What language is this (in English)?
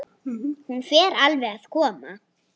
Icelandic